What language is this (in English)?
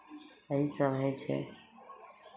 Maithili